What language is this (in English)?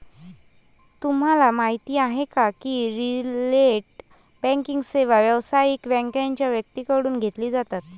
Marathi